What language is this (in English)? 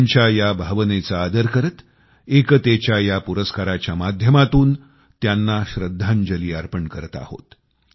Marathi